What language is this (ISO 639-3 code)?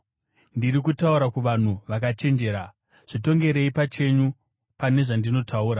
sna